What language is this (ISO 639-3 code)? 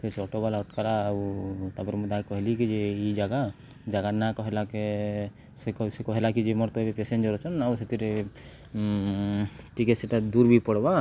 ori